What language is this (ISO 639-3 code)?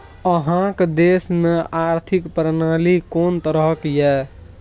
mai